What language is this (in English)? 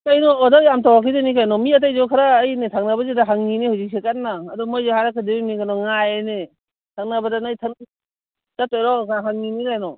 Manipuri